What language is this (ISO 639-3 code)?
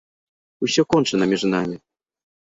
bel